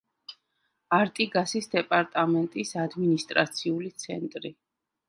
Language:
Georgian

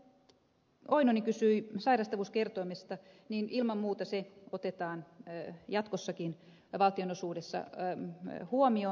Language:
Finnish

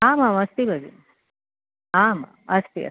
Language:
Sanskrit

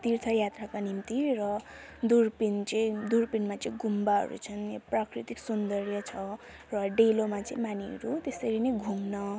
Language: Nepali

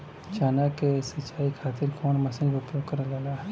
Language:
Bhojpuri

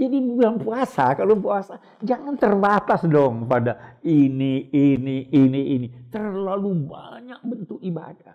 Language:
Indonesian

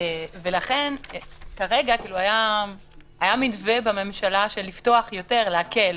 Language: Hebrew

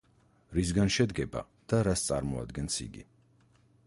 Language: Georgian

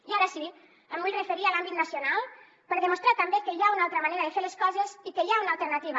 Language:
Catalan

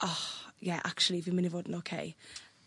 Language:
Welsh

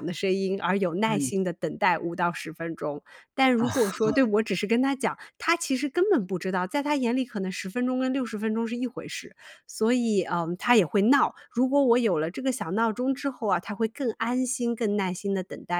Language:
Chinese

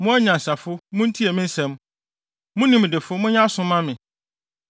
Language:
Akan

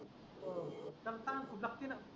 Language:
Marathi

